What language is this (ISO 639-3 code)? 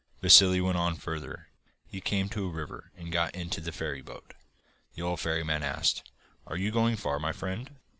eng